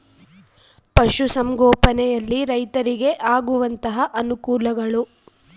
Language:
Kannada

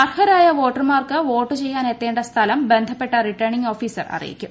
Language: Malayalam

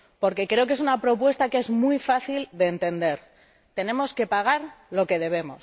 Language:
Spanish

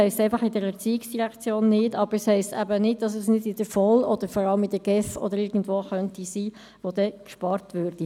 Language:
Swiss German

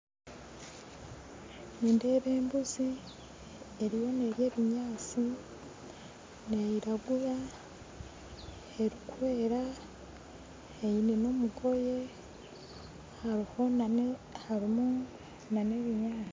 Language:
Nyankole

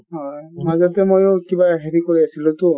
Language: Assamese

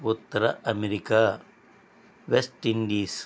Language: Telugu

